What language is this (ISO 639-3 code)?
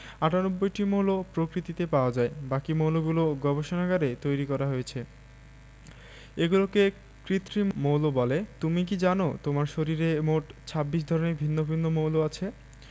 ben